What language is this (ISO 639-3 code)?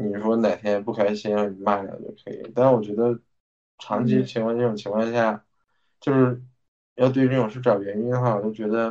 zho